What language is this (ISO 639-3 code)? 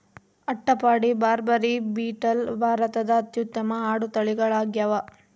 kan